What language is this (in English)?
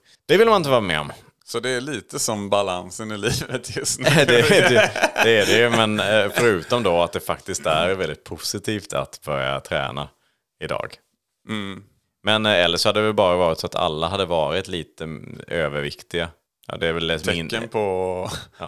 Swedish